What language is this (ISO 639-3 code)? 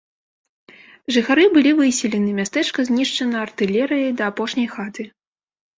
bel